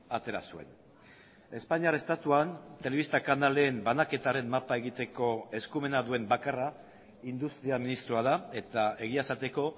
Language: Basque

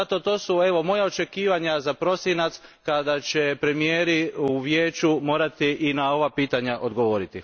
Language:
Croatian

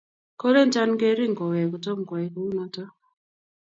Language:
Kalenjin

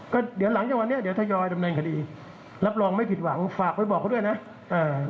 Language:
Thai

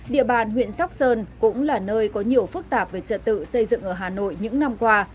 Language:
Vietnamese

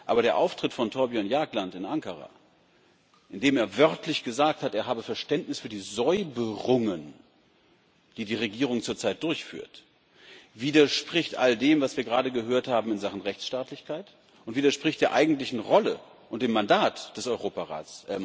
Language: German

